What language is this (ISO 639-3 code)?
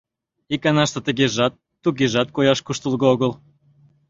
chm